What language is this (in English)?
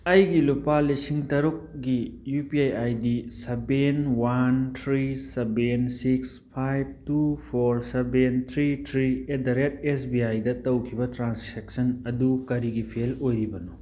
Manipuri